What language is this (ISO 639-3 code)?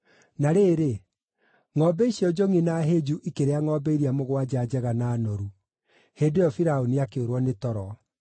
kik